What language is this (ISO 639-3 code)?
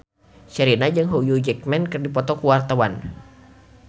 sun